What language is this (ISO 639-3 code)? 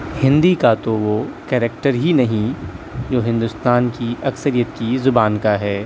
urd